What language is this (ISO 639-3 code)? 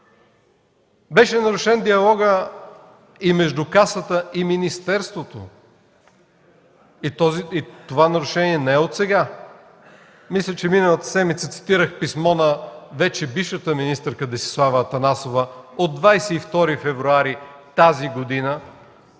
bul